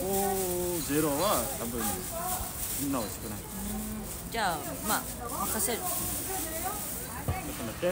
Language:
Japanese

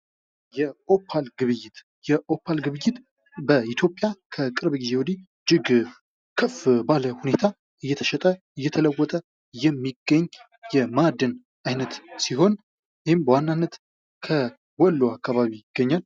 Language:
Amharic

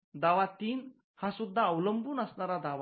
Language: Marathi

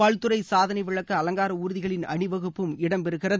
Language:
Tamil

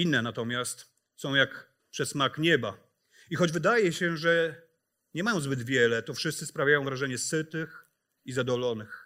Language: Polish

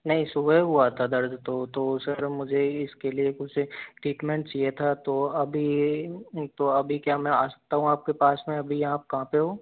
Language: Hindi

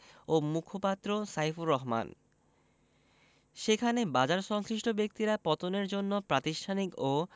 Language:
Bangla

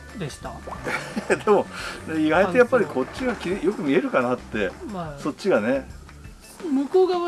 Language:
Japanese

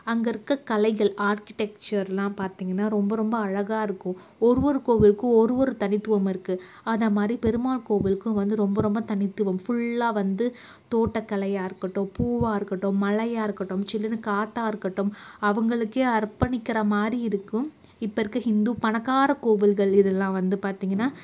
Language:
Tamil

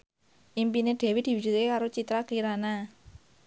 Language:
Javanese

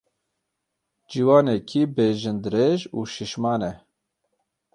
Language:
Kurdish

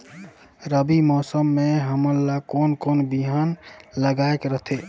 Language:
Chhattisgarhi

